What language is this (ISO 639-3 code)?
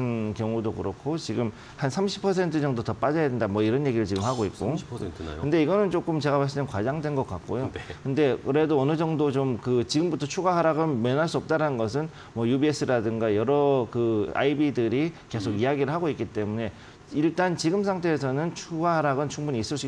kor